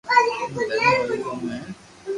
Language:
Loarki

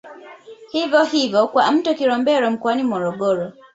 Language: Swahili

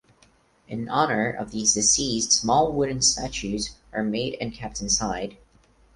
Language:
English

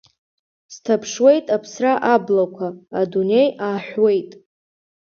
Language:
Abkhazian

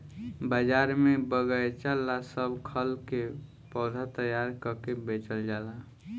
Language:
Bhojpuri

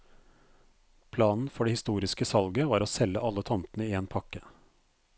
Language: Norwegian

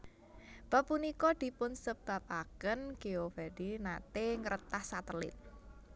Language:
Javanese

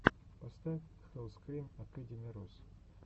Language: Russian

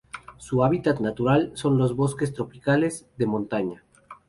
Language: Spanish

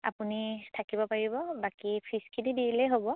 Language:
Assamese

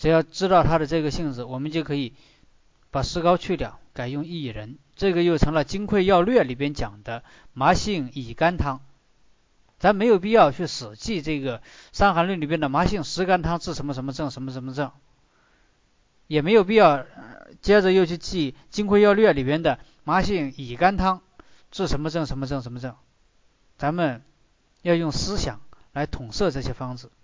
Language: Chinese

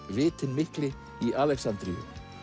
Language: Icelandic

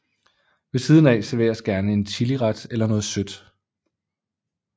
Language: Danish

